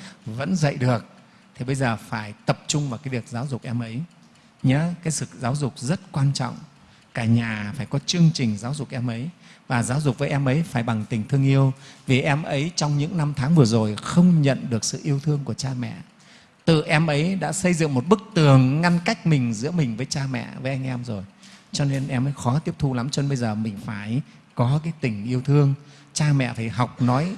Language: Vietnamese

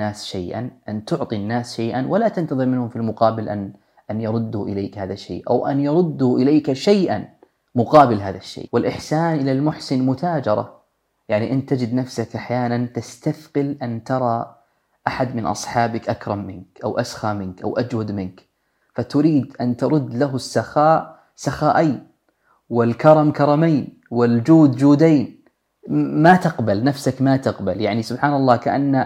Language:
Arabic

